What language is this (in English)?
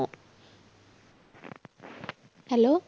Punjabi